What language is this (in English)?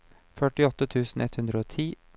Norwegian